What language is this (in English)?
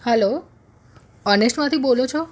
Gujarati